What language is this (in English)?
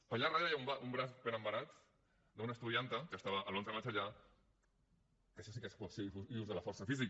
Catalan